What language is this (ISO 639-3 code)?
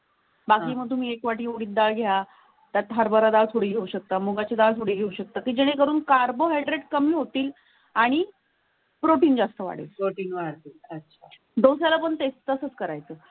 mar